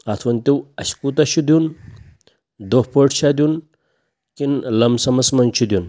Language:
Kashmiri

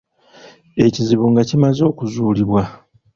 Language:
Ganda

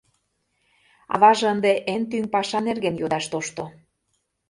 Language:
Mari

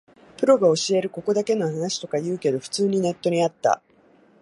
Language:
Japanese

